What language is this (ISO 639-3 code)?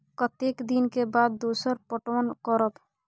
mai